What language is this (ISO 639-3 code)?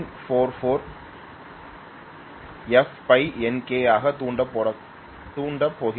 tam